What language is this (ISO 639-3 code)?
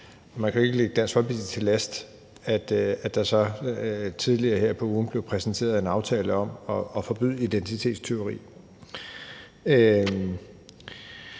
dan